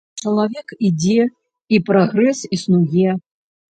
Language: Belarusian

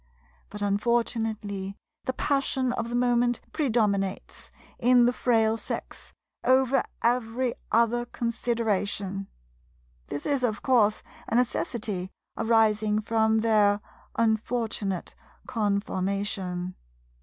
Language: English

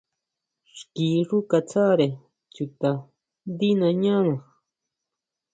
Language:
Huautla Mazatec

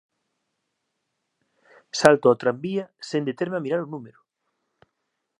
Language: Galician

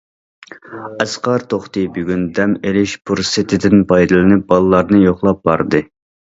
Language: Uyghur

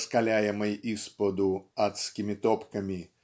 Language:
Russian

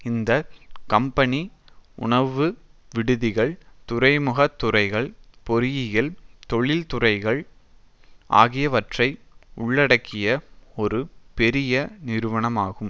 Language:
Tamil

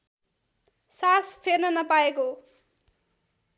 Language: Nepali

